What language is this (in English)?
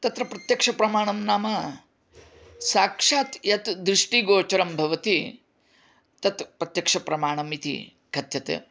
Sanskrit